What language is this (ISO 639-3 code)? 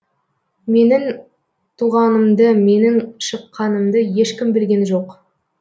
kaz